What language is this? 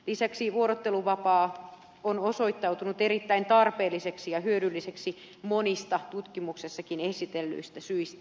Finnish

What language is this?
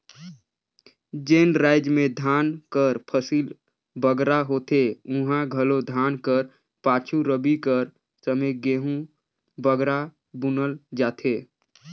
Chhattisgarhi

